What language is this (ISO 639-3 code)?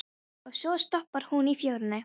isl